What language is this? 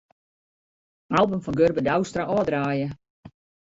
Western Frisian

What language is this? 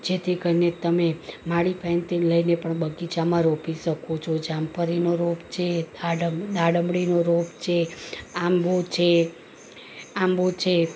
Gujarati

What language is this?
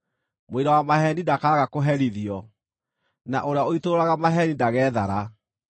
Kikuyu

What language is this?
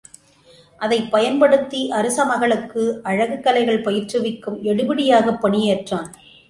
Tamil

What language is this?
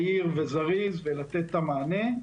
Hebrew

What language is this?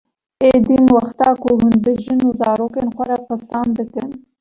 Kurdish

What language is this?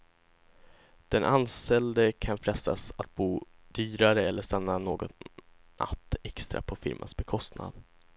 Swedish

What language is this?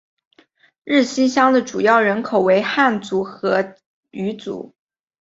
Chinese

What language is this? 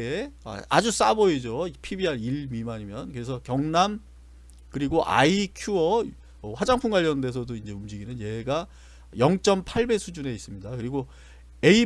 Korean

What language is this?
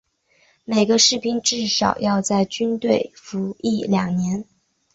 Chinese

